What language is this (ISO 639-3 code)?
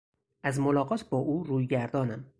fas